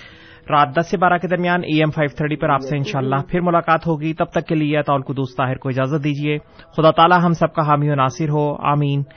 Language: Urdu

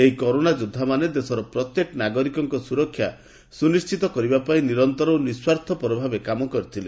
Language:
Odia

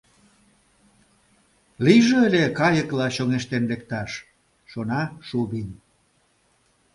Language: Mari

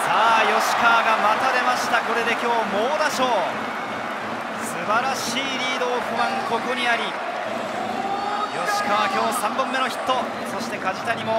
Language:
Japanese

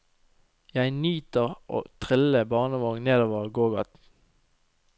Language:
Norwegian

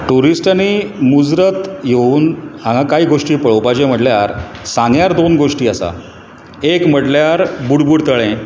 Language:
Konkani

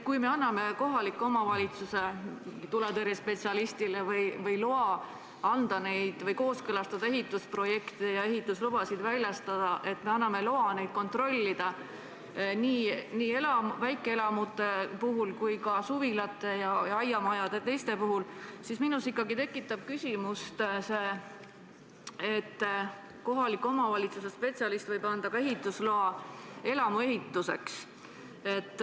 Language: Estonian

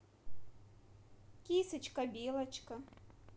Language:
Russian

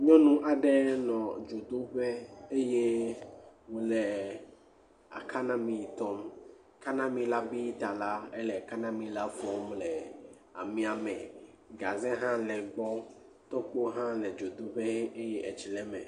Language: Ewe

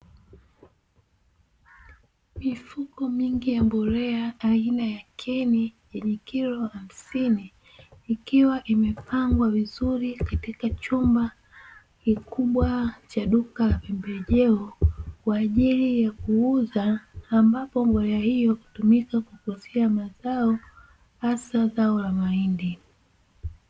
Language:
Swahili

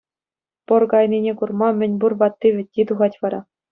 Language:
Chuvash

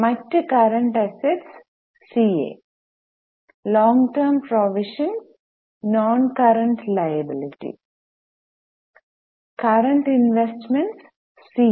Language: Malayalam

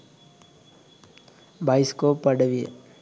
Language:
Sinhala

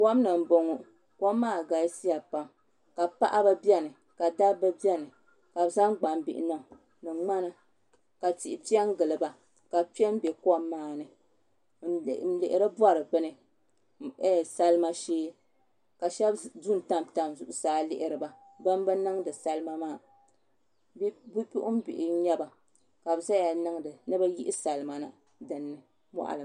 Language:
Dagbani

